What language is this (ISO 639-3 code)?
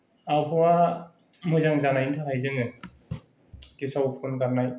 brx